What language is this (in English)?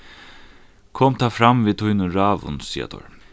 Faroese